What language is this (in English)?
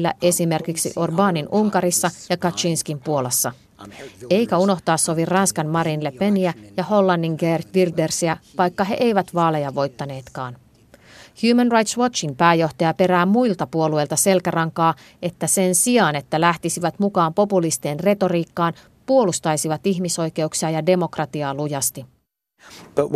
Finnish